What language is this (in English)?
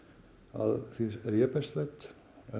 Icelandic